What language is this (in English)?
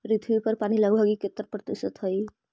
Magahi